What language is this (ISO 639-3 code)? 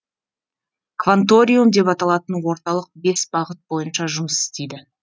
kaz